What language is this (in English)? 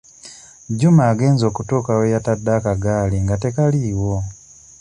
Ganda